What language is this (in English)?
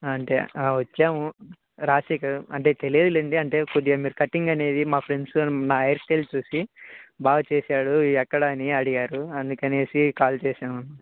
Telugu